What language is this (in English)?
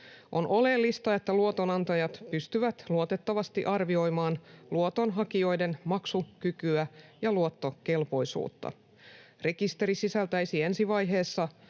Finnish